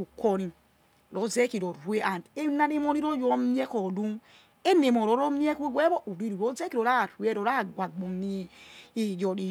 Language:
Yekhee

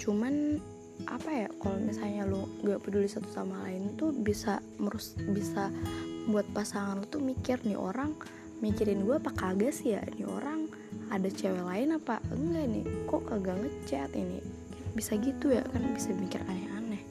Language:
Indonesian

